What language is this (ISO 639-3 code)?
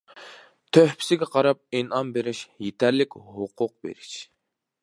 uig